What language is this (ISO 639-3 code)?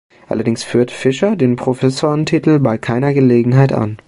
deu